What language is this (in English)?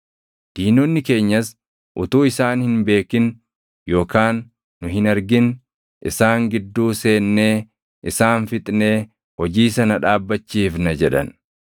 Oromo